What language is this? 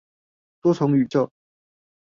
Chinese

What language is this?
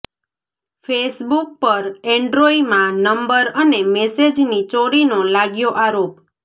Gujarati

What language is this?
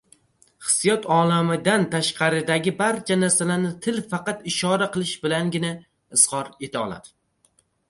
Uzbek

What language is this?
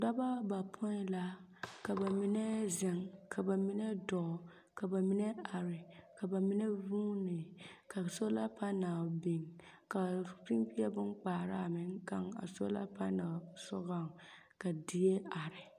Southern Dagaare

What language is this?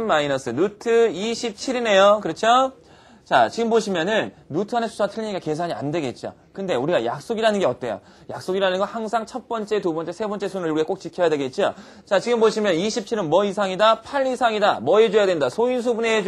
Korean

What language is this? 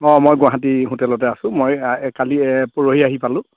Assamese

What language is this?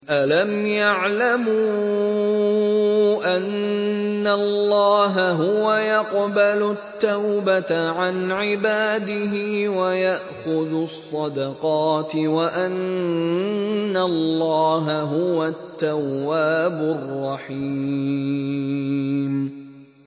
Arabic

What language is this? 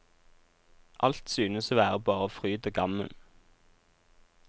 Norwegian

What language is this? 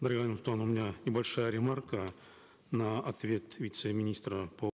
Kazakh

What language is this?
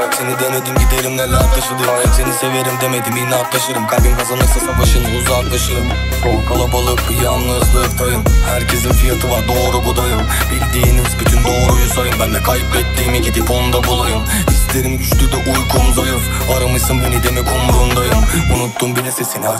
Turkish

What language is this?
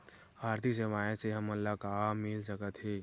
Chhattisgarhi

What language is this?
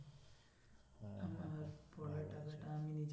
Bangla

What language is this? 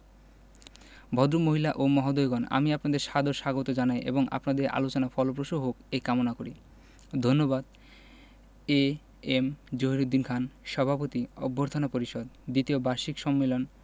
Bangla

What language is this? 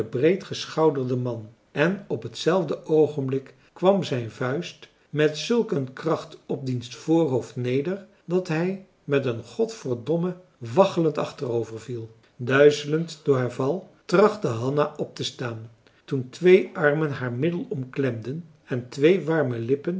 Dutch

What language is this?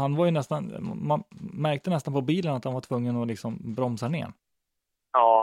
Swedish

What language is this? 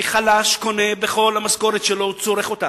Hebrew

